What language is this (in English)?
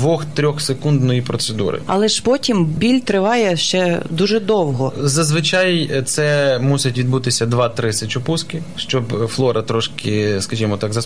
Ukrainian